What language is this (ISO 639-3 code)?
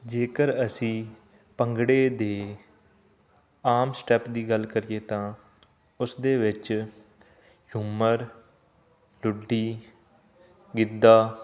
pan